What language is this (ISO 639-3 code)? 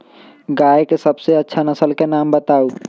mag